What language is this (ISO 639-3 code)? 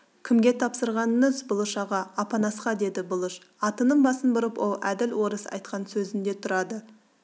kaz